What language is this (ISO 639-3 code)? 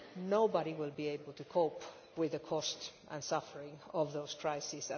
eng